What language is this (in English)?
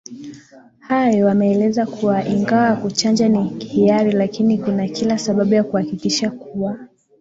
Swahili